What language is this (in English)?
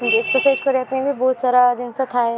Odia